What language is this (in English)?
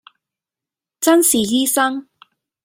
Cantonese